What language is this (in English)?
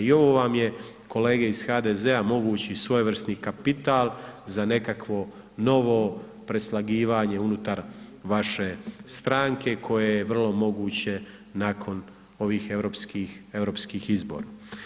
Croatian